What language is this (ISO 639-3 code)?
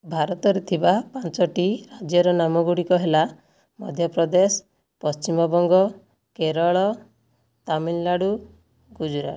ori